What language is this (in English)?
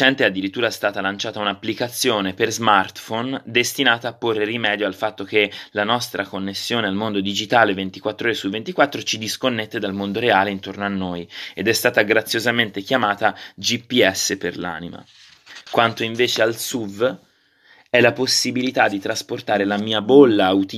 Italian